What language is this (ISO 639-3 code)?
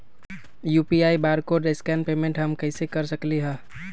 mag